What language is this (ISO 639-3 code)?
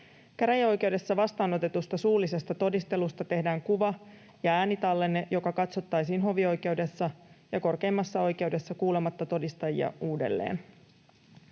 fin